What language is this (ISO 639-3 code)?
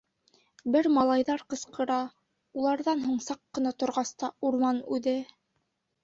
bak